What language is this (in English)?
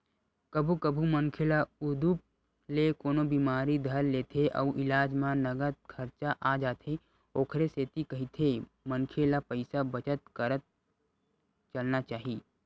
Chhattisgarhi